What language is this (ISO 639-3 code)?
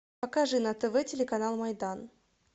rus